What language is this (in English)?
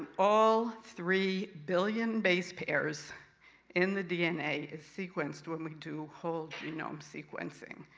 English